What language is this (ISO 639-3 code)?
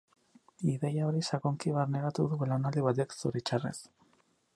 eus